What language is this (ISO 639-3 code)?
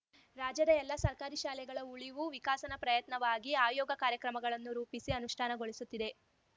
kan